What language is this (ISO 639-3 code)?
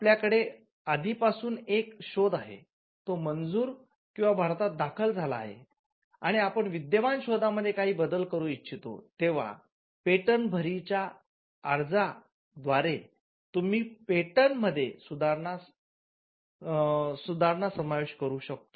mar